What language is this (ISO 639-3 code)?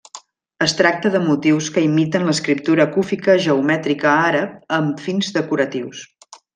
cat